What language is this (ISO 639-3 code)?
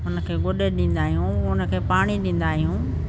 snd